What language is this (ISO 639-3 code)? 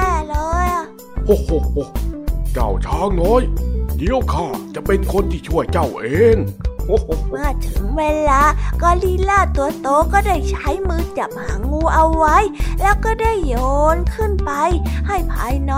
tha